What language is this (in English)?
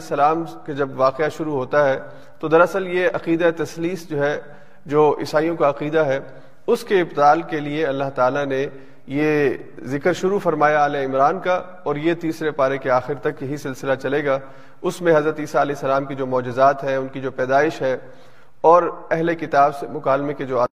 Urdu